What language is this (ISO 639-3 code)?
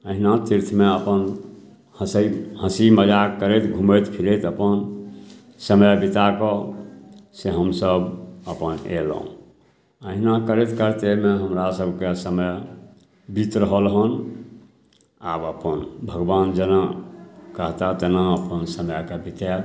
mai